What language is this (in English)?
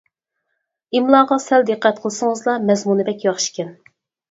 Uyghur